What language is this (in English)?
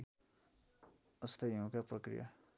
Nepali